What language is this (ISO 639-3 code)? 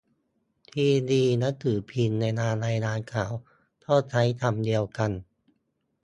tha